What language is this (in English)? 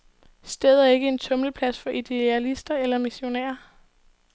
Danish